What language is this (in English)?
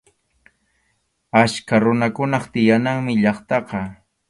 Arequipa-La Unión Quechua